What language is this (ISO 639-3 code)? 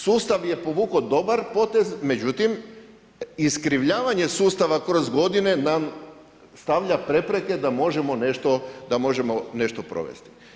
hrv